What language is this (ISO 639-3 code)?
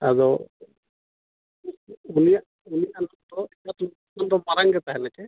sat